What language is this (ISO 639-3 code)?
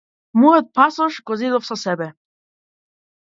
mkd